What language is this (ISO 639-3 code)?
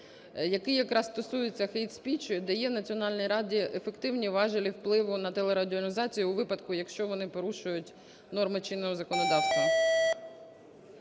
ukr